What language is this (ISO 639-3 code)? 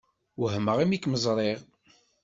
kab